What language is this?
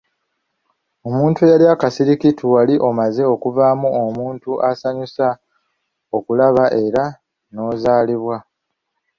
Ganda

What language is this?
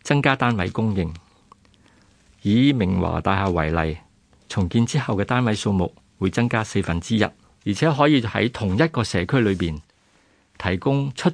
Chinese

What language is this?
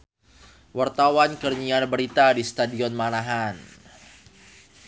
Sundanese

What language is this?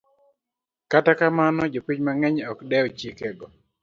Luo (Kenya and Tanzania)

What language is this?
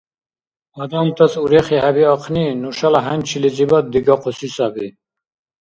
Dargwa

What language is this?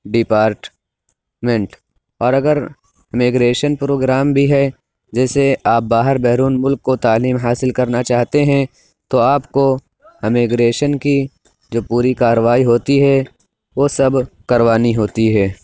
Urdu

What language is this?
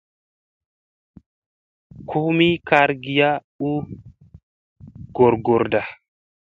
Musey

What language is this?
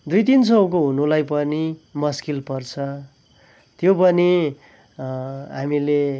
Nepali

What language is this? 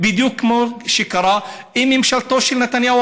Hebrew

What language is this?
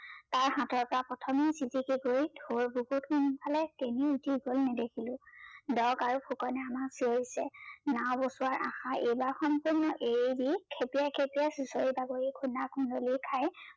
Assamese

